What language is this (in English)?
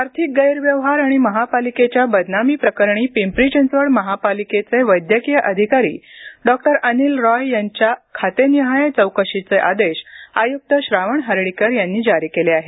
Marathi